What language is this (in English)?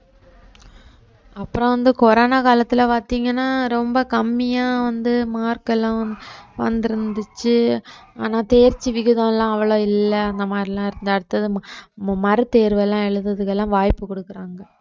Tamil